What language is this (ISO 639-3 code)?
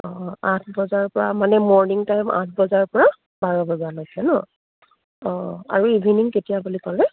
asm